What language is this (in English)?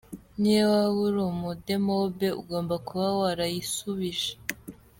Kinyarwanda